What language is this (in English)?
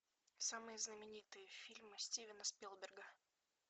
Russian